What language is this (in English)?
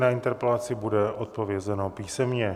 Czech